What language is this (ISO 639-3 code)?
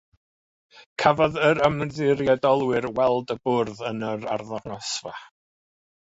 cym